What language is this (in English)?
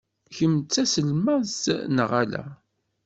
Kabyle